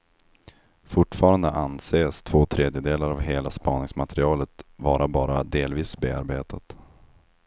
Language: Swedish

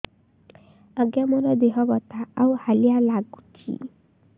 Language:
Odia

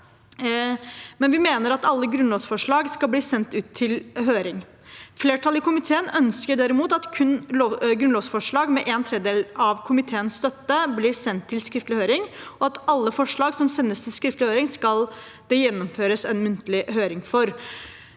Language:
Norwegian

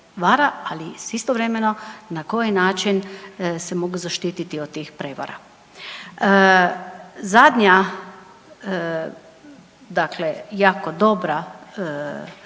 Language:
Croatian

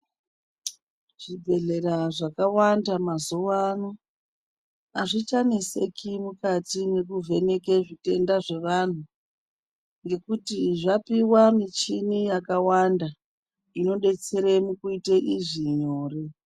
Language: Ndau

